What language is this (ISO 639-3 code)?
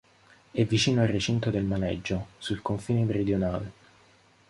ita